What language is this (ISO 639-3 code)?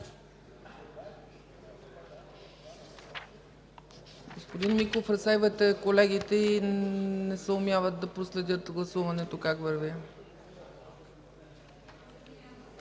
bul